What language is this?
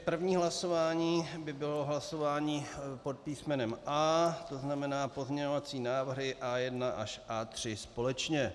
Czech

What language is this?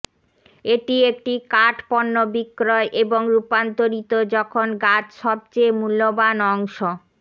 Bangla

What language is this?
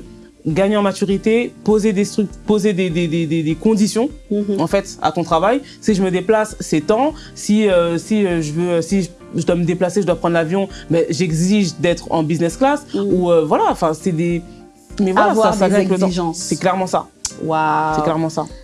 French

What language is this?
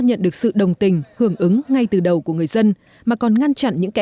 Vietnamese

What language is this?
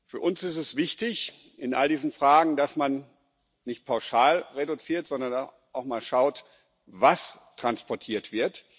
German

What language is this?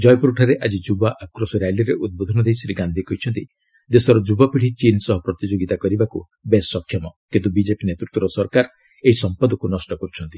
Odia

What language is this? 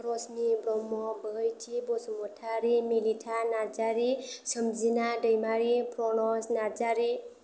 Bodo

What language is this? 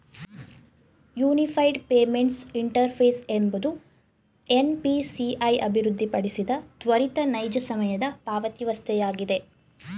Kannada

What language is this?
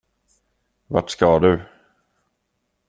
Swedish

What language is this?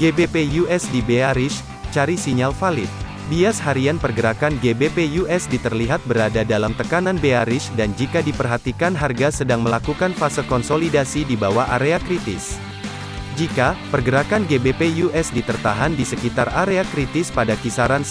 Indonesian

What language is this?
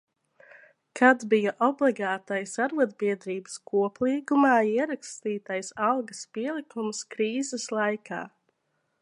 Latvian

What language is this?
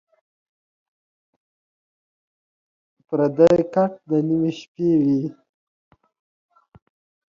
Pashto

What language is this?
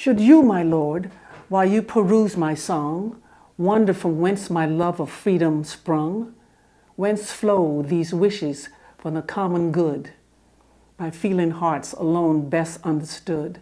English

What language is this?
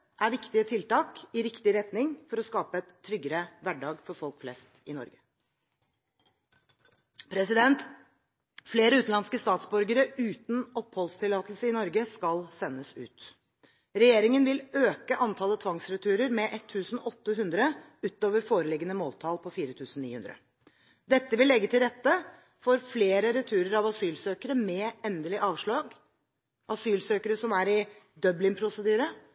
Norwegian Bokmål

